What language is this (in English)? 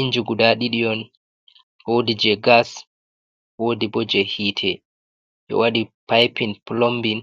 Fula